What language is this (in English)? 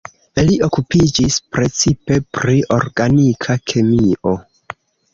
Esperanto